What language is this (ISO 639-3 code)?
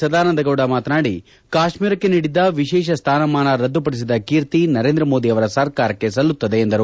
kan